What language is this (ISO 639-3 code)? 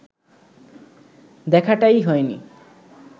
ben